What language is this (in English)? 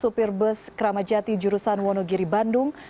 Indonesian